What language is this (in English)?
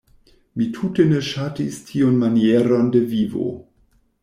Esperanto